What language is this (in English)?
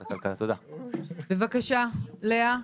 Hebrew